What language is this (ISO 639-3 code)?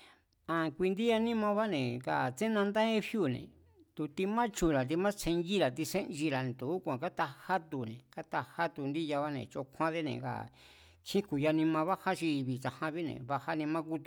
vmz